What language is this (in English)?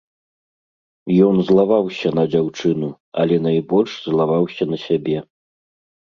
Belarusian